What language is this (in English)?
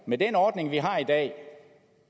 Danish